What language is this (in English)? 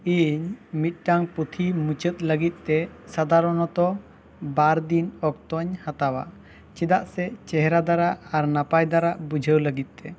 Santali